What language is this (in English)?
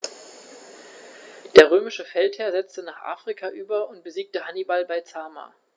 German